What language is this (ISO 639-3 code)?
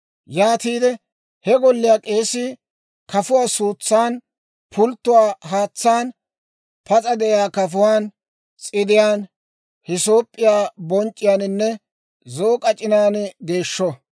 dwr